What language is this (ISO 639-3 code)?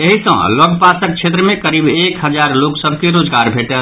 mai